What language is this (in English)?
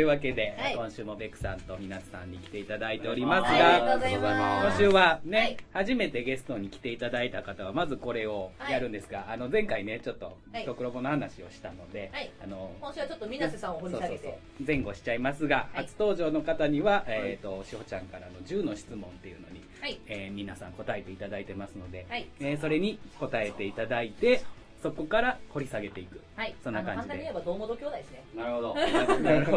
Japanese